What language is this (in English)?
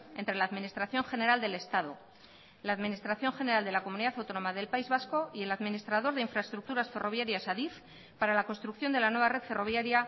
Spanish